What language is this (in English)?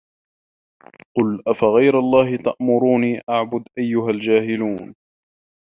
Arabic